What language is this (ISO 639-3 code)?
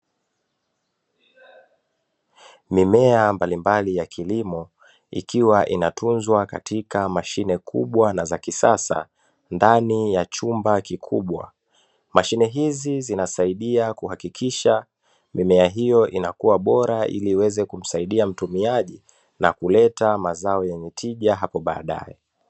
swa